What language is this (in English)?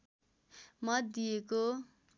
Nepali